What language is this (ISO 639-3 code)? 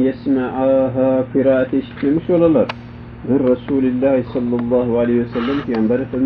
tur